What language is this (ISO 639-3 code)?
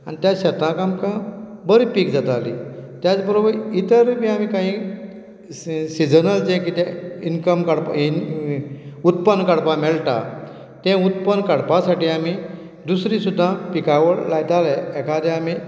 kok